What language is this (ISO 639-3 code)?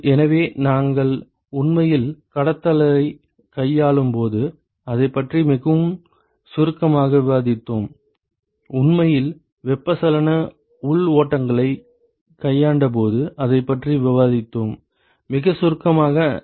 tam